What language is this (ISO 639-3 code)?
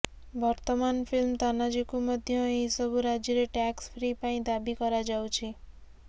ori